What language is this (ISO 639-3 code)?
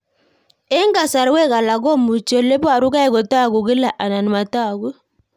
kln